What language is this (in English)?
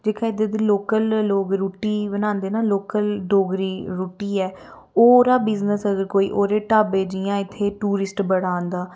Dogri